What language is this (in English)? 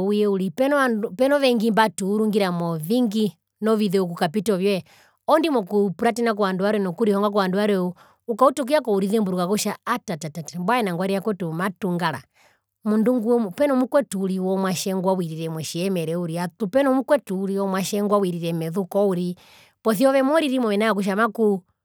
Herero